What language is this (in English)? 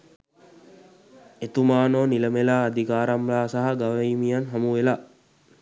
Sinhala